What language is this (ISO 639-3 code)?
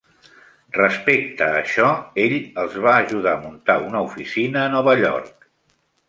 cat